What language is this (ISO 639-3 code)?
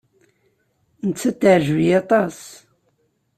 kab